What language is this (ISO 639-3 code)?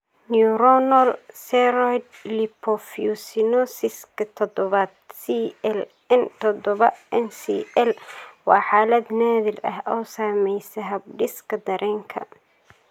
som